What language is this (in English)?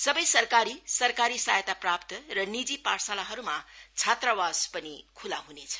Nepali